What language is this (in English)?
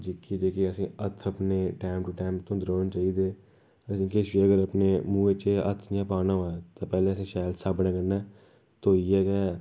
Dogri